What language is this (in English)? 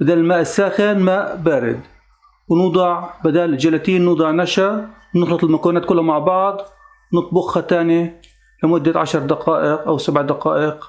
Arabic